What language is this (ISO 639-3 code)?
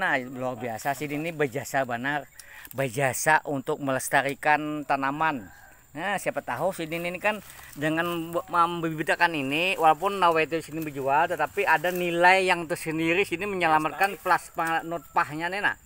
ind